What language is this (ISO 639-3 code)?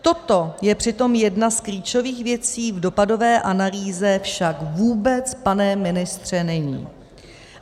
ces